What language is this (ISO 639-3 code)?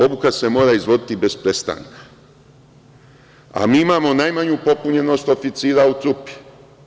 srp